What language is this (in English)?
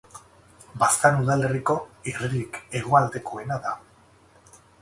Basque